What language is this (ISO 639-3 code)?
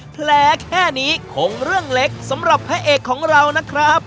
tha